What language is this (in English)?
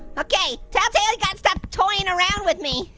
English